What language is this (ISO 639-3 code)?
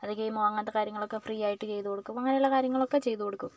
mal